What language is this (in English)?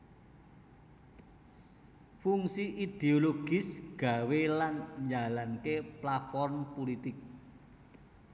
Javanese